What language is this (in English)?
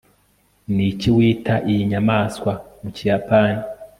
Kinyarwanda